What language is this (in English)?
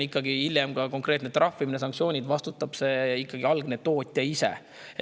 Estonian